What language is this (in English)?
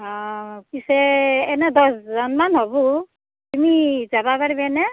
Assamese